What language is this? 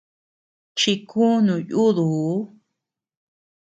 Tepeuxila Cuicatec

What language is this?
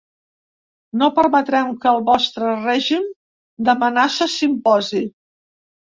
Catalan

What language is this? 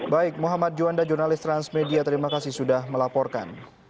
Indonesian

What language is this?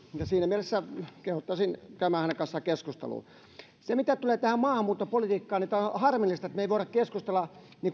Finnish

